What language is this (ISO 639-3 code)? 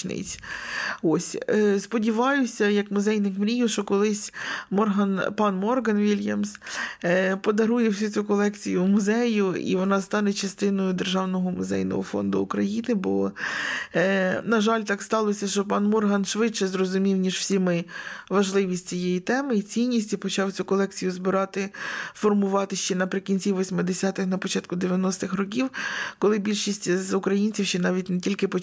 ukr